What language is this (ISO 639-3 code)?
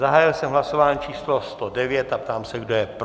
ces